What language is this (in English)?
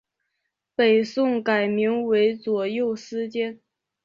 Chinese